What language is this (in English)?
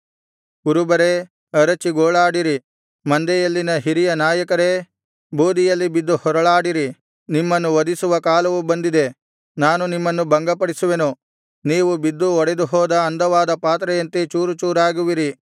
Kannada